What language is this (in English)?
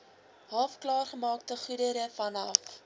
Afrikaans